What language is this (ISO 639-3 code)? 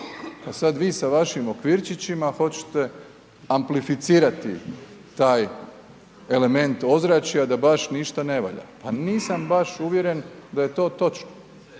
hrv